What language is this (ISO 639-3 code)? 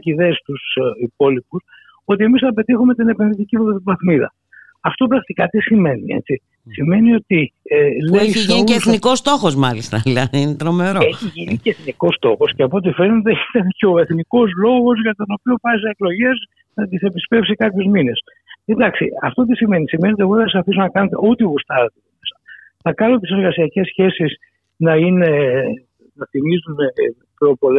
ell